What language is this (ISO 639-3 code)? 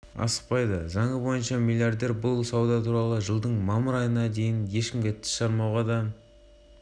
kaz